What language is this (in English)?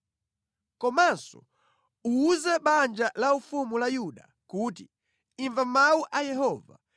Nyanja